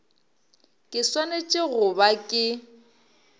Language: Northern Sotho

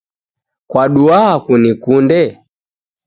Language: Taita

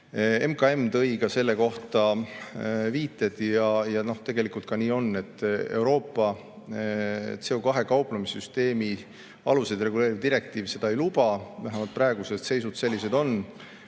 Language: Estonian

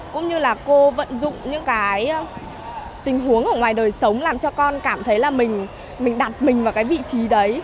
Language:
Vietnamese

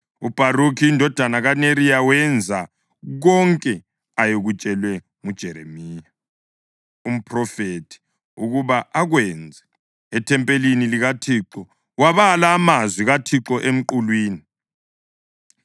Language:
North Ndebele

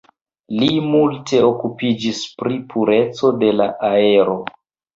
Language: Esperanto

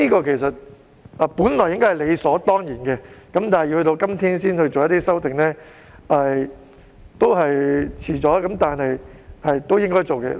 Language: Cantonese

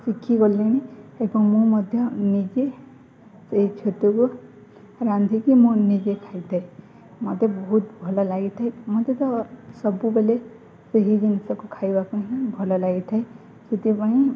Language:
Odia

